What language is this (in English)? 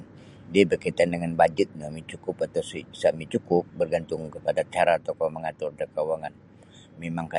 Sabah Bisaya